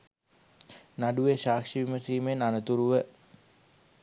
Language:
Sinhala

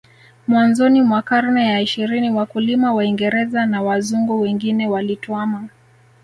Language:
Swahili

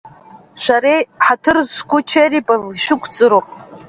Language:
Abkhazian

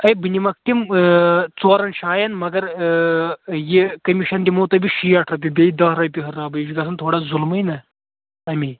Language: Kashmiri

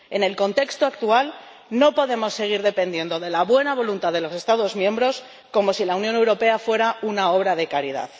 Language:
Spanish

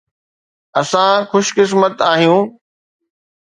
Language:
Sindhi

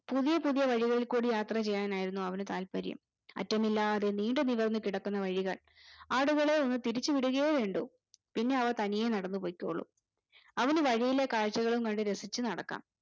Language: Malayalam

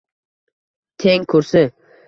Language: Uzbek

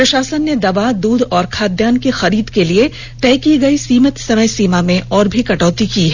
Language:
Hindi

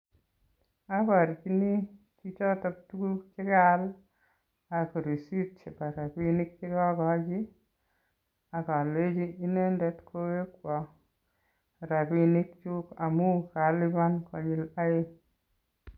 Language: Kalenjin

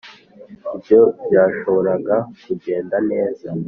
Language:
Kinyarwanda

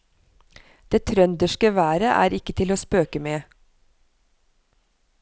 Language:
Norwegian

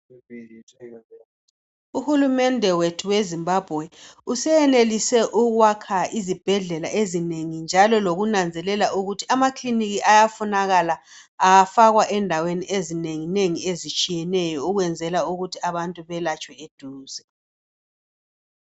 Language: North Ndebele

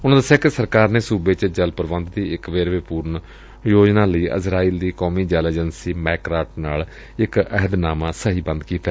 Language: Punjabi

